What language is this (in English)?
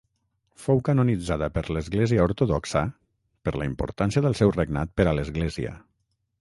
Catalan